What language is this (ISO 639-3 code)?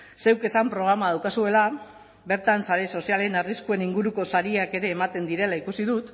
eus